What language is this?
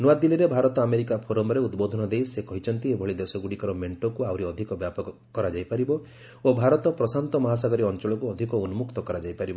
Odia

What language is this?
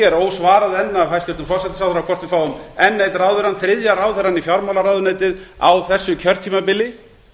Icelandic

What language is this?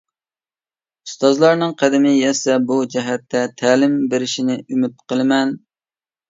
Uyghur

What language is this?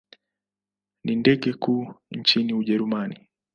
Swahili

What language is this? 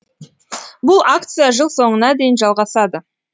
Kazakh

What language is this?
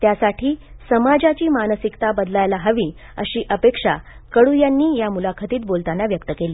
Marathi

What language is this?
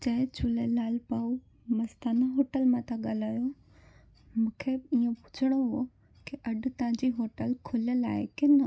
Sindhi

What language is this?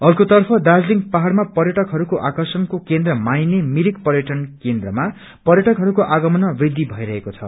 Nepali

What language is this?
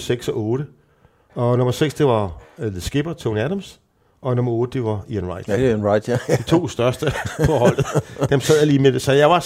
Danish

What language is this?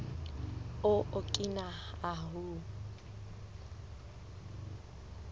Southern Sotho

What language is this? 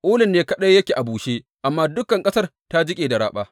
Hausa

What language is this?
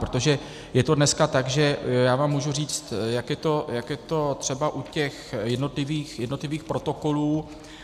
Czech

